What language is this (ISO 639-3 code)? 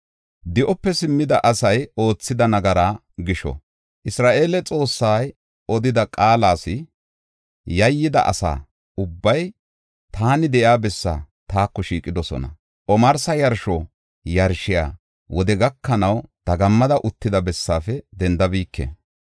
gof